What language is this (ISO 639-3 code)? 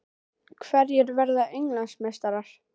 isl